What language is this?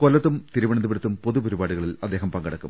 Malayalam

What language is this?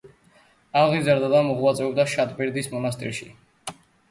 Georgian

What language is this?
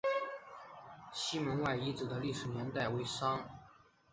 Chinese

